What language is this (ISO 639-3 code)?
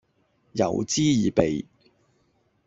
yue